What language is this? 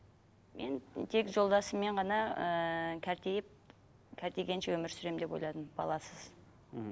Kazakh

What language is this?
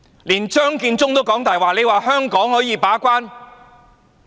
Cantonese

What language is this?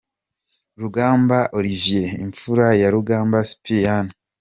Kinyarwanda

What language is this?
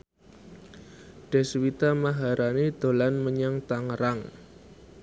Javanese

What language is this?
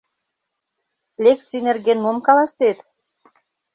Mari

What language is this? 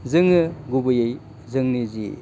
Bodo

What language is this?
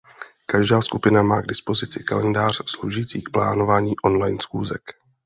Czech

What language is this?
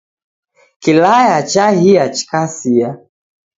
Taita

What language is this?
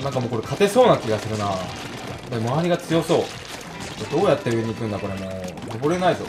Japanese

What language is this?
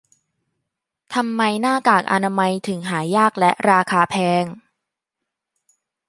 Thai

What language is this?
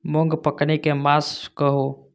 Maithili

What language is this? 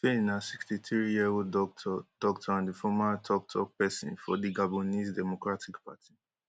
Nigerian Pidgin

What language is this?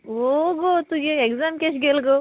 Konkani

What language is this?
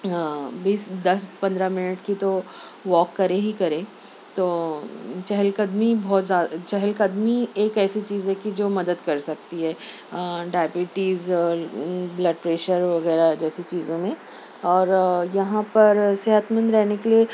Urdu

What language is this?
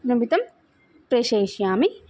Sanskrit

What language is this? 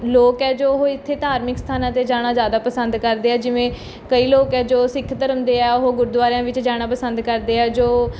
Punjabi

